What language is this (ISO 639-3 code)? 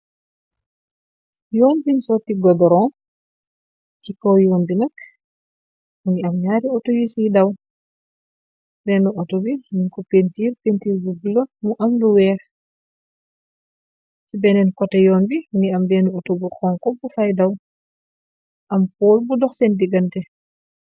wol